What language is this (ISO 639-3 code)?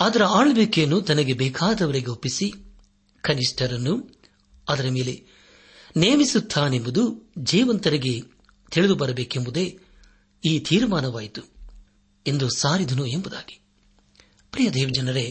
kan